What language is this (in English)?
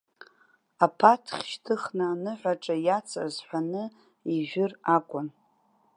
Abkhazian